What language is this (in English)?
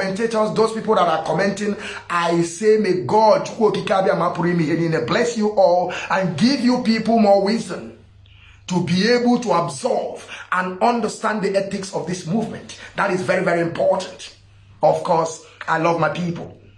English